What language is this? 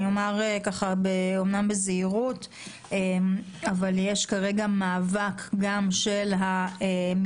Hebrew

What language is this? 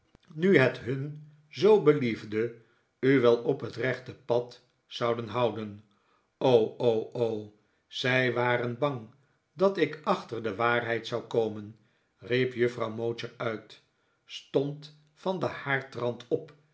Dutch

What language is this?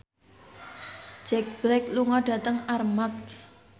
Javanese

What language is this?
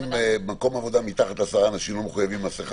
Hebrew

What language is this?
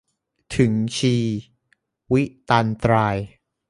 Thai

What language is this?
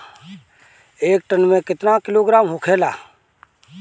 Bhojpuri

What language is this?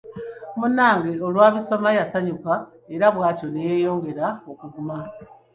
Ganda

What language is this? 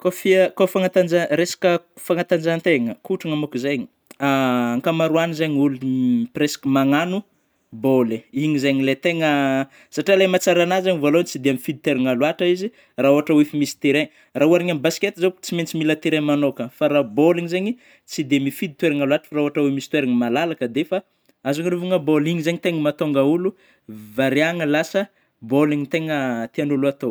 Northern Betsimisaraka Malagasy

